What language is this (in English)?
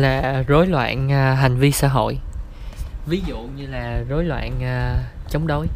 Vietnamese